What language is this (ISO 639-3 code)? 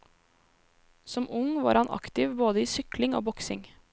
nor